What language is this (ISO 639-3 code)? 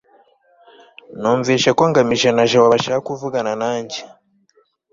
kin